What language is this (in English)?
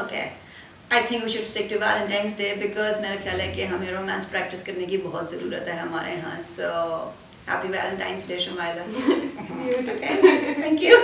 Urdu